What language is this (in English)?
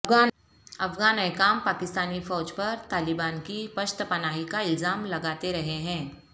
Urdu